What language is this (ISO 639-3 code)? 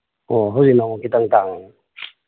mni